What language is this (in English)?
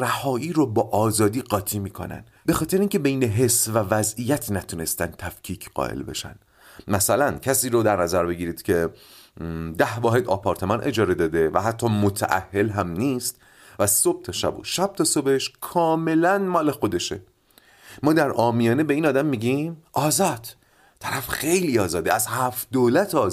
Persian